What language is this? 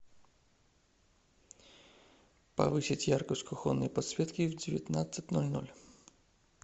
Russian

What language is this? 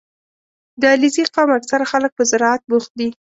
Pashto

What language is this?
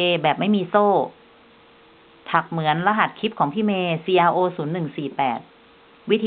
Thai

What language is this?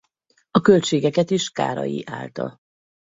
Hungarian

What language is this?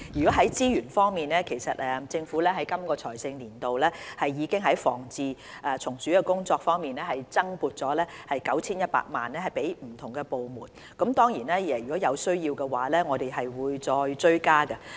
Cantonese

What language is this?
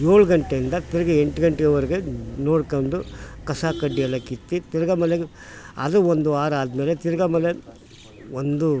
Kannada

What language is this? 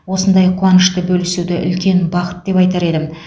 Kazakh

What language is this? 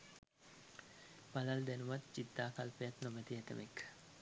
Sinhala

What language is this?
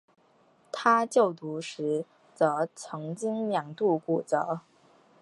Chinese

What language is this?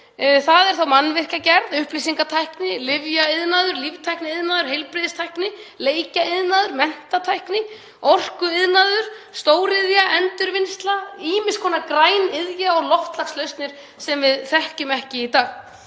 Icelandic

